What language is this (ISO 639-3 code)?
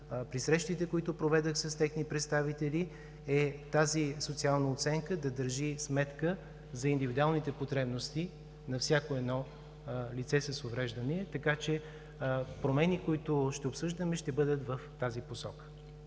bul